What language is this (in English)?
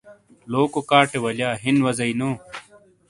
Shina